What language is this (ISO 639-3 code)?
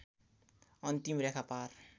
nep